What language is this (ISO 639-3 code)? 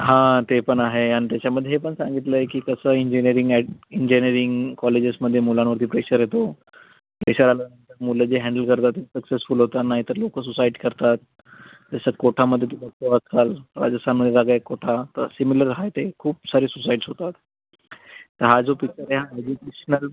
mar